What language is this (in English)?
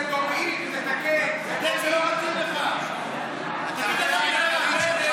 Hebrew